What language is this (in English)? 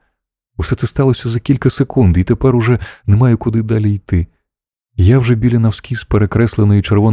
Ukrainian